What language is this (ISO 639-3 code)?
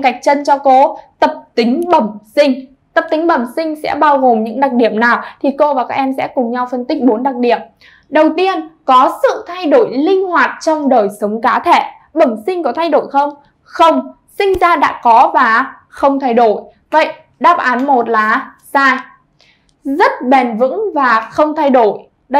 vie